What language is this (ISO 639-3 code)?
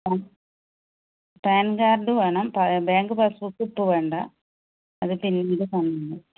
mal